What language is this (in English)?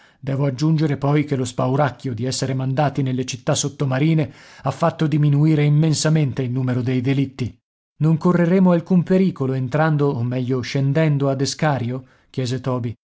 Italian